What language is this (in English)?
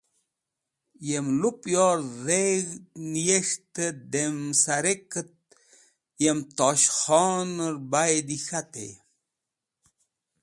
Wakhi